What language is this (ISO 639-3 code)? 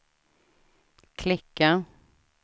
swe